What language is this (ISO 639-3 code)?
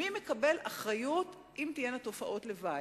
heb